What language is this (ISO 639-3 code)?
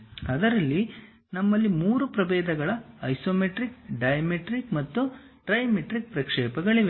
kan